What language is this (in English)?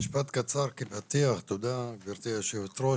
Hebrew